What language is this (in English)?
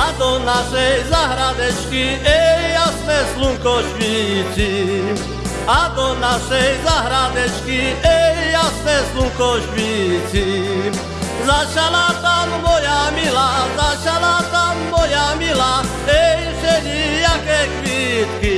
Slovak